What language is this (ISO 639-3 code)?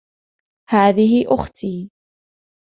ara